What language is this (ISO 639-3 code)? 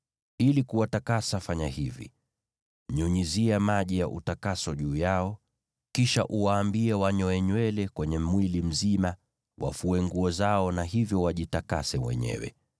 swa